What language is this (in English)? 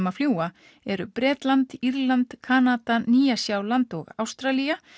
Icelandic